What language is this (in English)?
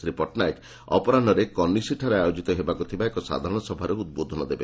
Odia